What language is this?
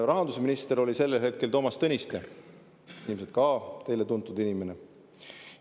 Estonian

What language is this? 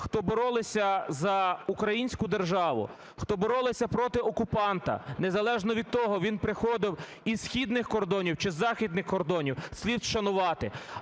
Ukrainian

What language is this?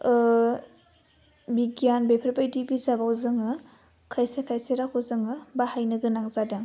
Bodo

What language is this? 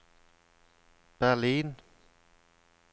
Norwegian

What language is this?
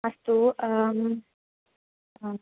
Sanskrit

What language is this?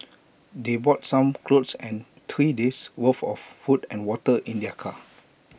English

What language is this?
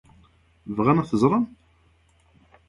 Kabyle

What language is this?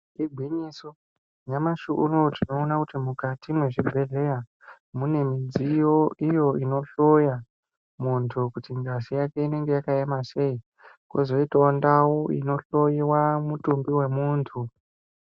Ndau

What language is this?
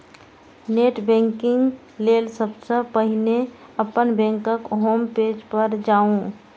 Maithili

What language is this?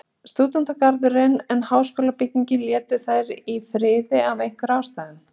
Icelandic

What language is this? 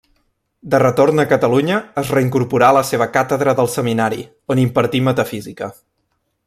Catalan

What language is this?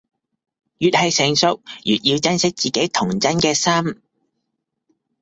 Cantonese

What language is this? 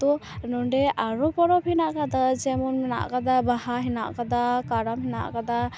Santali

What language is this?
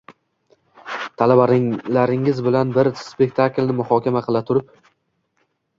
Uzbek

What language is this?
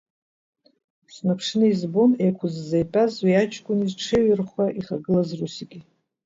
Abkhazian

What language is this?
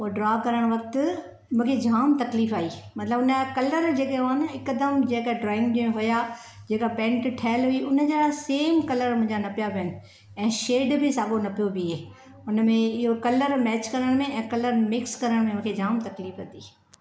Sindhi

